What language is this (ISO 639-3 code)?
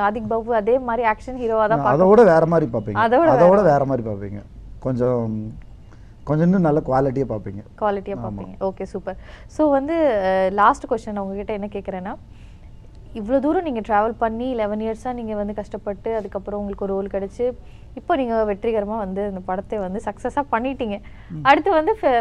tam